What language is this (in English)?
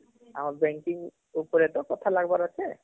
Odia